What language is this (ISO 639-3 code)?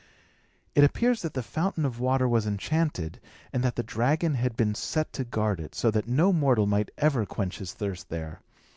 eng